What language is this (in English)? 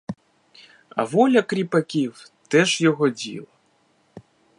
Ukrainian